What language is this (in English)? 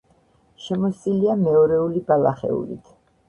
Georgian